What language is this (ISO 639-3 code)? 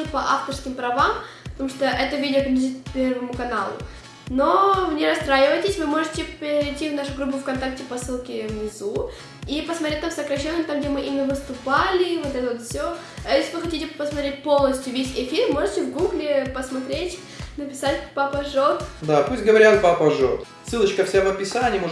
rus